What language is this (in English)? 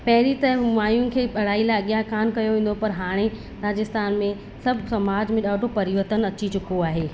Sindhi